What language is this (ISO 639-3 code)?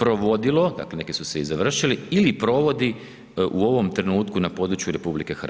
hrv